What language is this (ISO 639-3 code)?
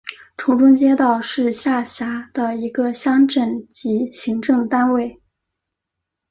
zho